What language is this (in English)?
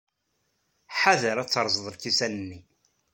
Kabyle